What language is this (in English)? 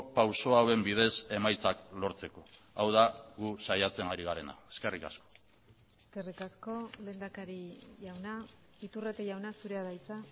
Basque